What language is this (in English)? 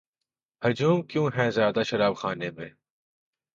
Urdu